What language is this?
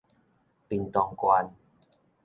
Min Nan Chinese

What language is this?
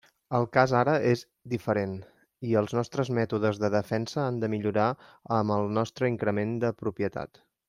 Catalan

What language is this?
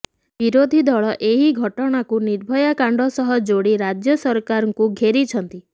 Odia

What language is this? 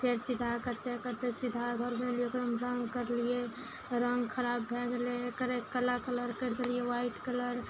Maithili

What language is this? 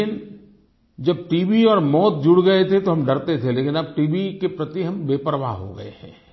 Hindi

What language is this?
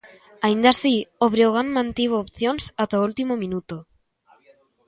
Galician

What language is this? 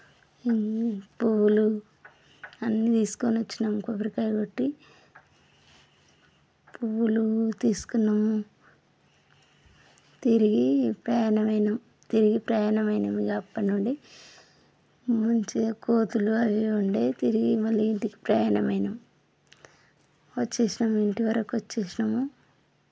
Telugu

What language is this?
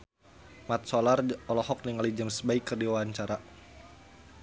Sundanese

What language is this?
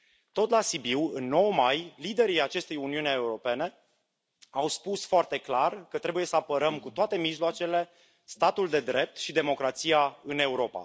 Romanian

